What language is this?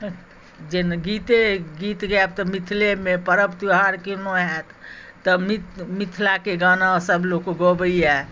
Maithili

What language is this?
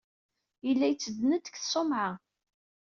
Kabyle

